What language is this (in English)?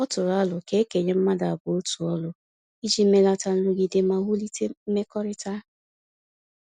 Igbo